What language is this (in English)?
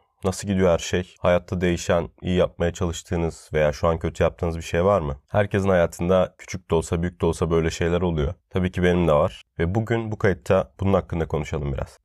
Turkish